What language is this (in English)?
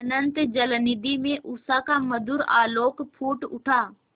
Hindi